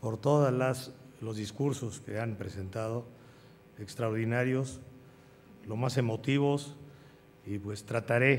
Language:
Spanish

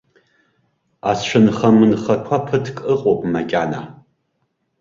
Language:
Abkhazian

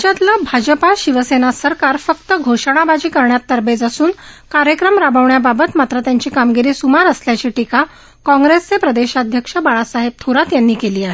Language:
Marathi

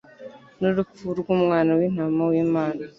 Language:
Kinyarwanda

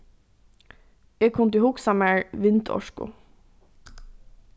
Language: Faroese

